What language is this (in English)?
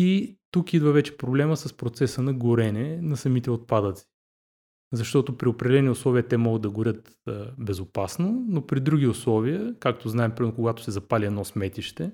Bulgarian